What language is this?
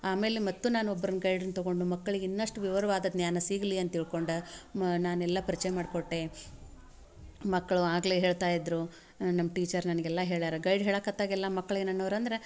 Kannada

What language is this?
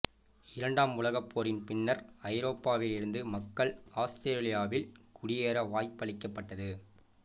Tamil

